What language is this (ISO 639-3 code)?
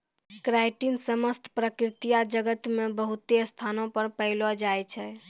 mai